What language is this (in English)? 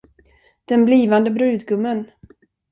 Swedish